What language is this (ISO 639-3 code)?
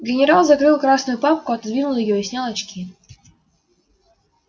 rus